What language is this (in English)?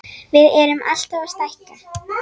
Icelandic